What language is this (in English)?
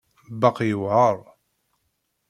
Kabyle